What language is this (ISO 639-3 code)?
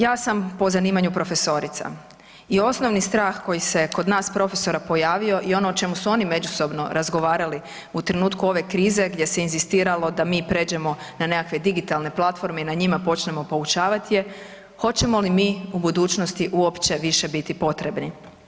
hrv